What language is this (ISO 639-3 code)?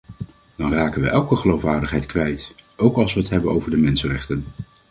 nld